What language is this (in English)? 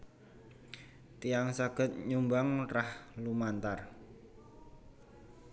Javanese